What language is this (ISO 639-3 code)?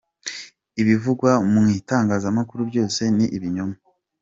kin